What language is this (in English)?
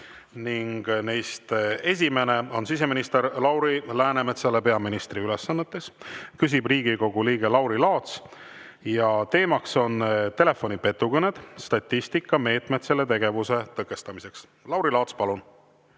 Estonian